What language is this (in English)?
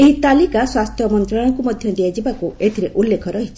Odia